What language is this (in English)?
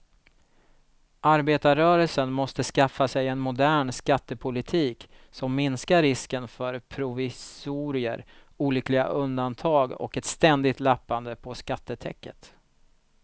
Swedish